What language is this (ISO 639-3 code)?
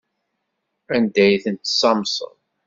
kab